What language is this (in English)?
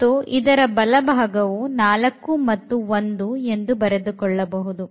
Kannada